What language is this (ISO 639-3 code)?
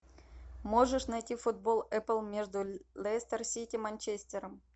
rus